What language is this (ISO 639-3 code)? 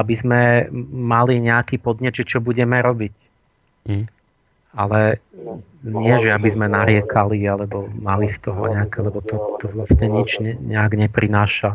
slk